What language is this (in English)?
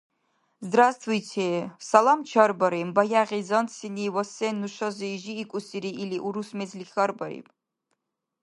Dargwa